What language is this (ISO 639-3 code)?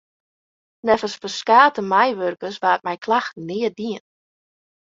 fry